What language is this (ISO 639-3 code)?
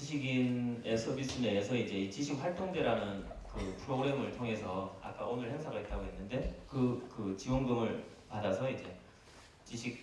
kor